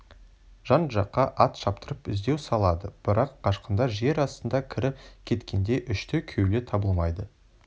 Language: Kazakh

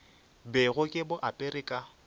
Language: Northern Sotho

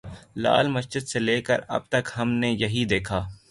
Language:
Urdu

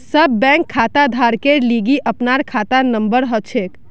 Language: Magahi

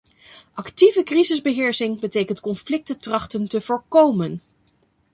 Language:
Dutch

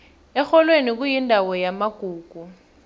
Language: South Ndebele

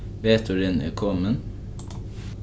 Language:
Faroese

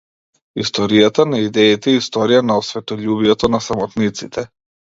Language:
Macedonian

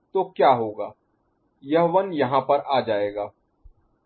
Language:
Hindi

